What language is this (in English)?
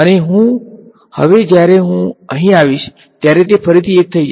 Gujarati